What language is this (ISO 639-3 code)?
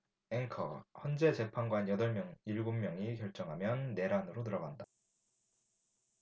kor